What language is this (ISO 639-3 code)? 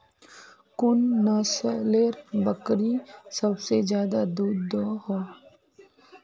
mag